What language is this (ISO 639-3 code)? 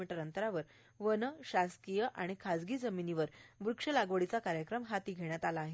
mar